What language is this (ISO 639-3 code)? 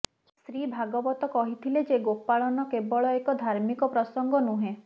ori